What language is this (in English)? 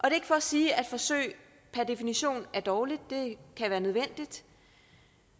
Danish